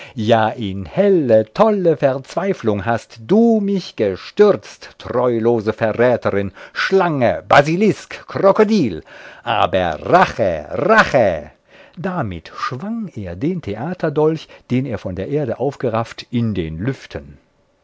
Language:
German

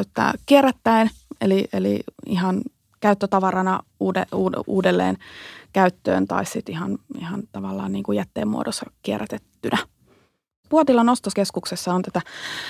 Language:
Finnish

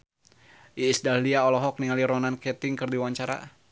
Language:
Sundanese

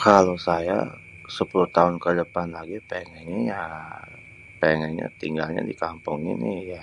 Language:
Betawi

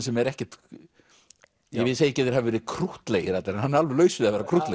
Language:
Icelandic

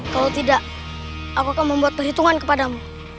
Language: Indonesian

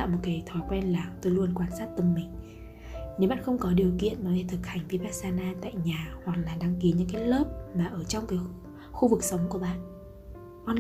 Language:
Vietnamese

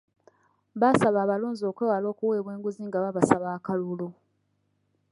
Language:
Ganda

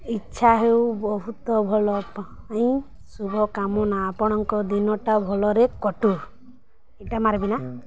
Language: Odia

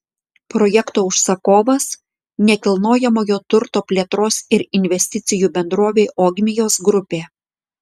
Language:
Lithuanian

